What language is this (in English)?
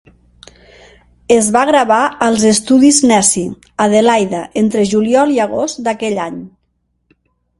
Catalan